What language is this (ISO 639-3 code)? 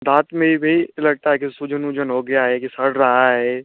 hin